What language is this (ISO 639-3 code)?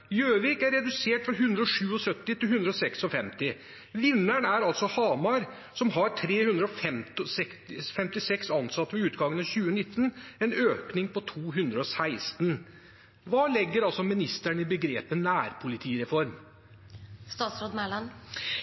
nob